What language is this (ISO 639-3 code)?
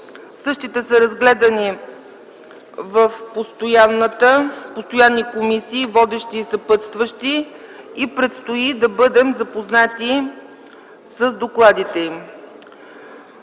bul